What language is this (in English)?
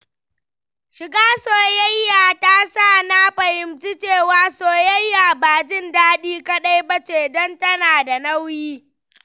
Hausa